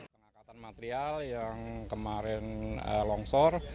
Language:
Indonesian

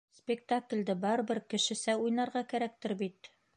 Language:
Bashkir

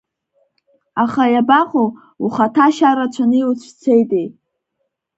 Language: Abkhazian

